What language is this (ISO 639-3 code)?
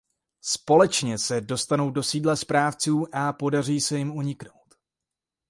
ces